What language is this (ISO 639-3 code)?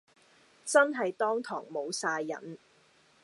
yue